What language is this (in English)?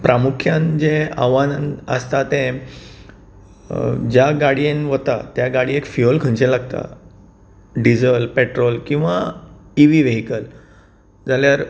Konkani